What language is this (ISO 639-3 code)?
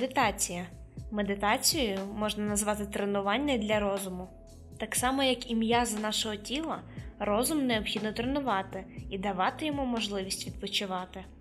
ukr